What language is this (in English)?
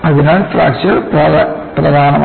Malayalam